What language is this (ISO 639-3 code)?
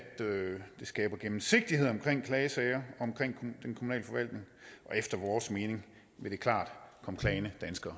dan